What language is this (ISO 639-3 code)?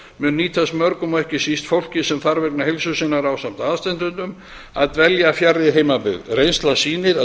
isl